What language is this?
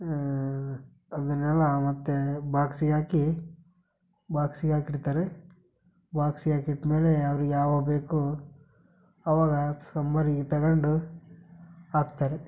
Kannada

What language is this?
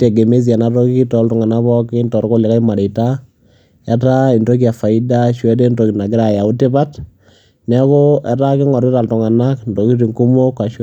Masai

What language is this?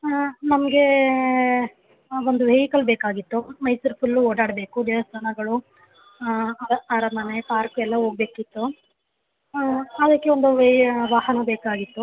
Kannada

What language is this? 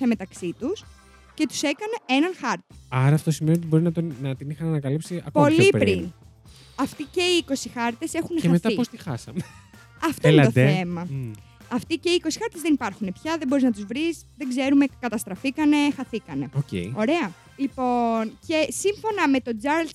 Greek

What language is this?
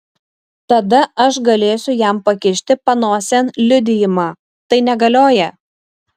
Lithuanian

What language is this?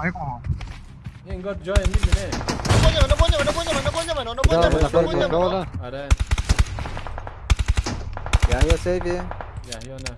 Thai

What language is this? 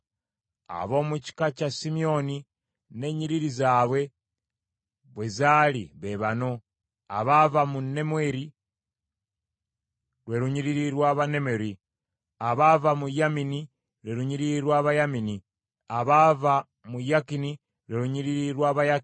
Ganda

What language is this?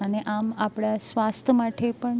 Gujarati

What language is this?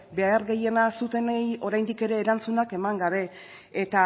Basque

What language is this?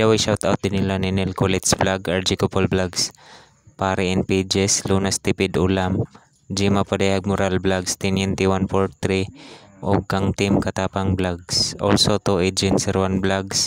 Filipino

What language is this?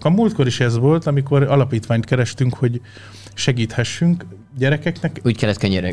Hungarian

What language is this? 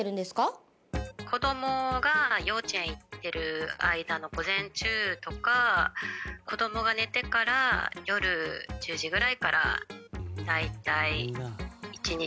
Japanese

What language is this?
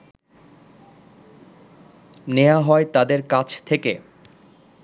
Bangla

